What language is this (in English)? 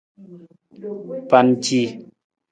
Nawdm